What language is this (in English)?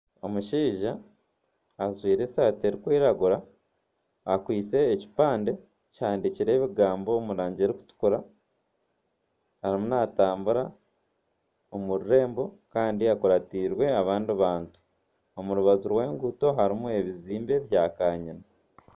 Nyankole